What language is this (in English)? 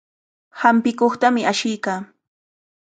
Cajatambo North Lima Quechua